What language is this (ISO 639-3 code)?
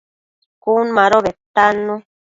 mcf